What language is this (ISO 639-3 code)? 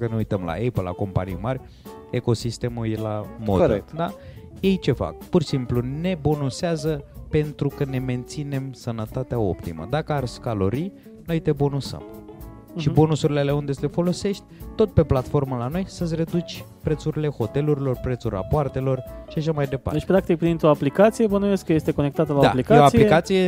ron